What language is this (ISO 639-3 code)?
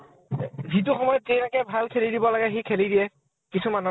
asm